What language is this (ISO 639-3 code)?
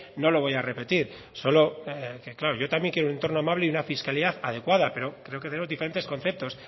spa